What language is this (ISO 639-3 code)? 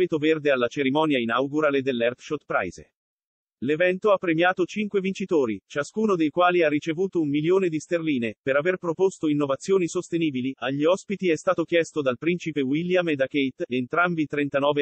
ita